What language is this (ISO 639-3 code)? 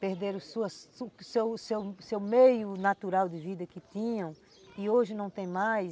por